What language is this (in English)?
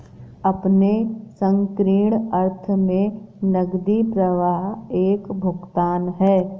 Hindi